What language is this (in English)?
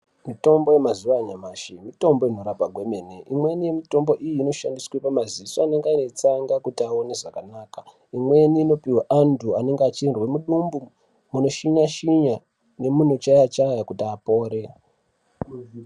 Ndau